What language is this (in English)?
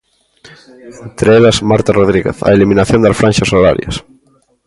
Galician